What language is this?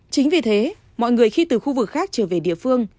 Vietnamese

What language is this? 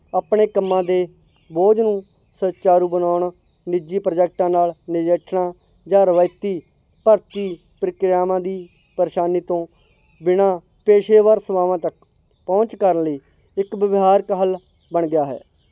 Punjabi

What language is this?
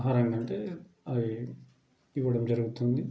Telugu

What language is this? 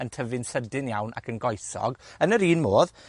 Welsh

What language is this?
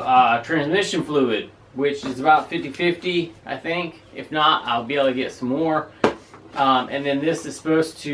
English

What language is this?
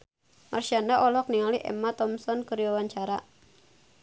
Sundanese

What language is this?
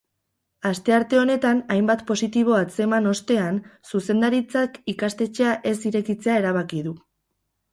Basque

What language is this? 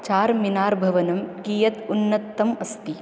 Sanskrit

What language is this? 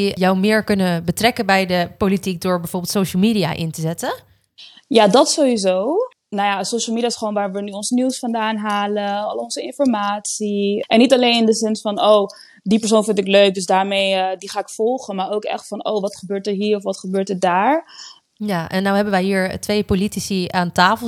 Dutch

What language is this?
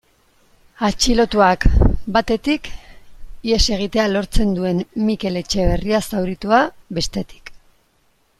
Basque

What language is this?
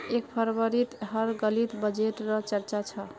Magahi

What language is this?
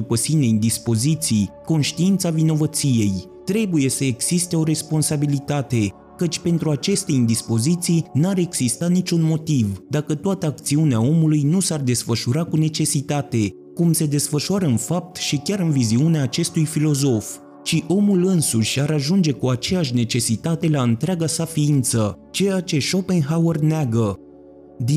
Romanian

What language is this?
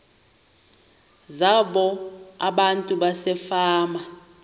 Xhosa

